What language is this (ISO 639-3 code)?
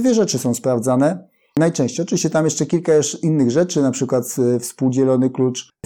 pol